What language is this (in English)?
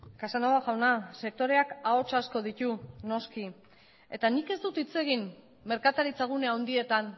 Basque